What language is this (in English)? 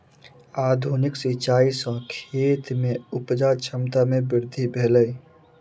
Maithili